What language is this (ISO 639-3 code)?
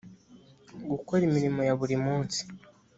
kin